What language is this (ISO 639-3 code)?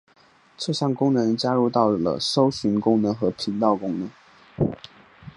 zho